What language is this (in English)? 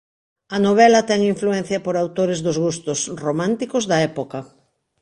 Galician